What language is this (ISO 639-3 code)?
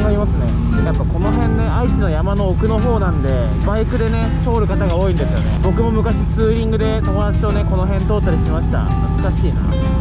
jpn